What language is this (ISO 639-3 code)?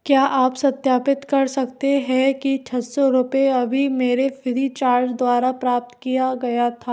hin